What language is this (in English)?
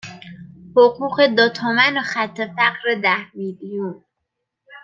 Persian